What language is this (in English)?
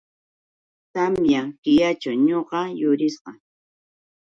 Yauyos Quechua